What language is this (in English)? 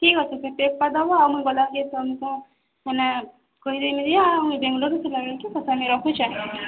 Odia